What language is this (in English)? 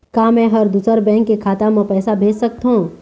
Chhattisgarhi